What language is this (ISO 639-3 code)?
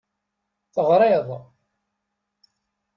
kab